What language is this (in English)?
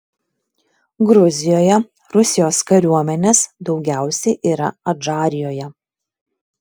Lithuanian